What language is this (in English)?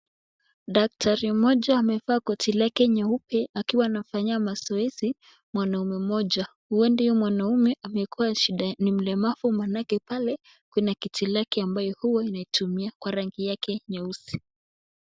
Swahili